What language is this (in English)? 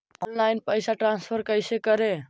Magahi